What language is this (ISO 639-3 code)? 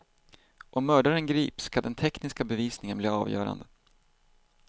swe